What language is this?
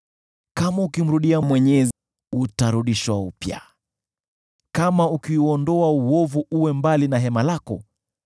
Swahili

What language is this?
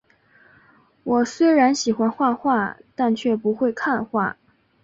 Chinese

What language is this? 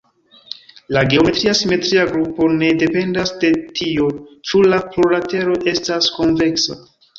Esperanto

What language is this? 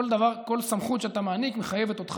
Hebrew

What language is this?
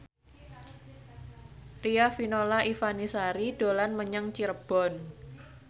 Javanese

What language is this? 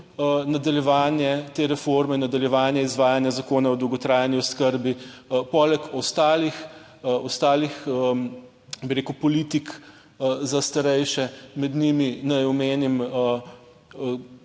Slovenian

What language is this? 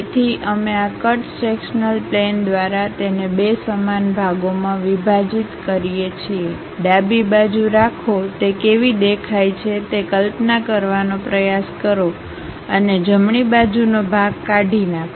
Gujarati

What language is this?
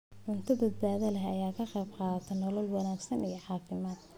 Somali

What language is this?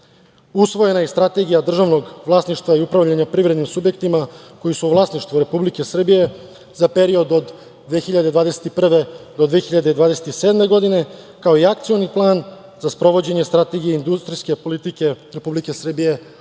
Serbian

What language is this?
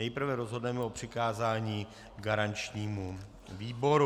Czech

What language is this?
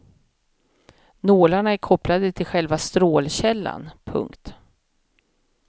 Swedish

